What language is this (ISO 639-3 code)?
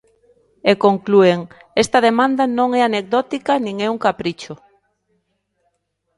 glg